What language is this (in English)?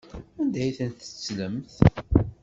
Kabyle